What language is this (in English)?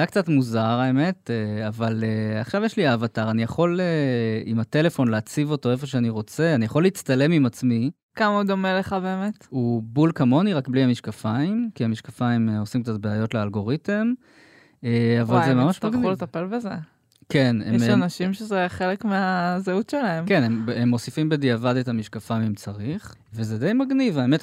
Hebrew